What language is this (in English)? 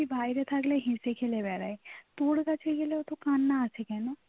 Bangla